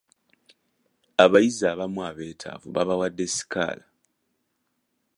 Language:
Ganda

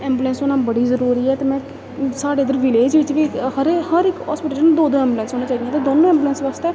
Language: Dogri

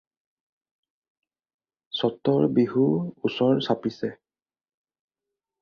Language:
Assamese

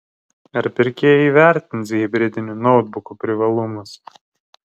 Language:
Lithuanian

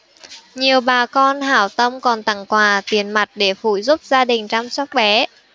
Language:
Vietnamese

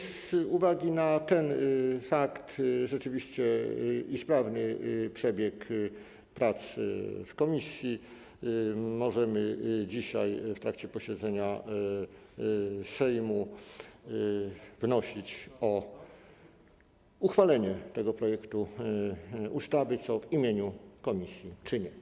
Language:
Polish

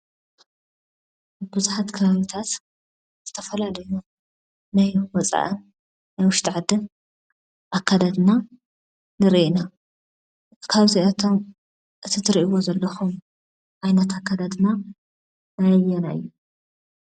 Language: Tigrinya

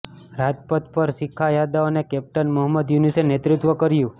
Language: Gujarati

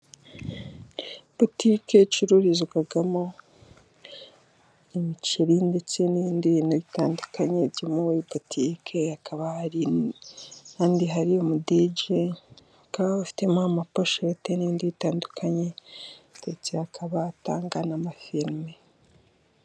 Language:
Kinyarwanda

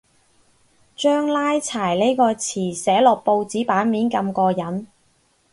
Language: Cantonese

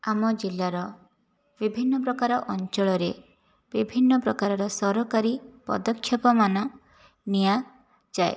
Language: Odia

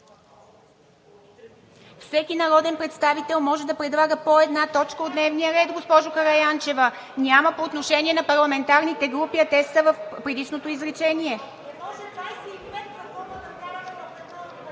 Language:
Bulgarian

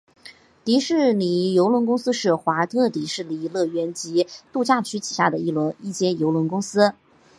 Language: Chinese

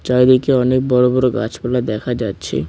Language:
Bangla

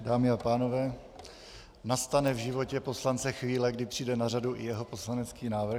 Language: Czech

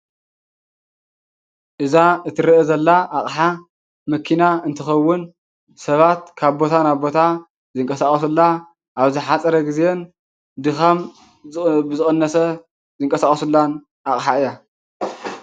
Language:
Tigrinya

